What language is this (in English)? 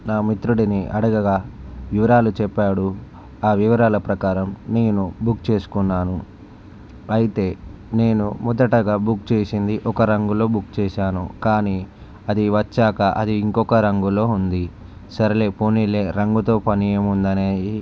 Telugu